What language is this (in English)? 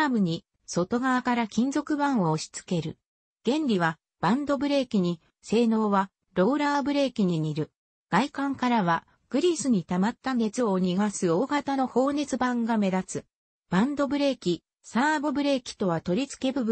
Japanese